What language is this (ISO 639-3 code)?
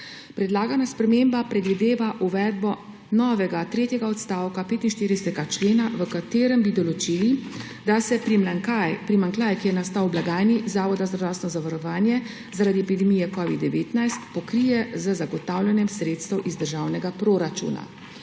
slv